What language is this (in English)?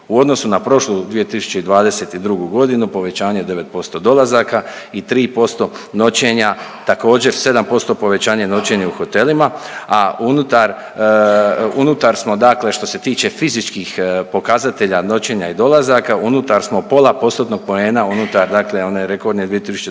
Croatian